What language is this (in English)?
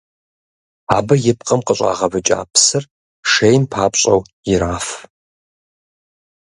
Kabardian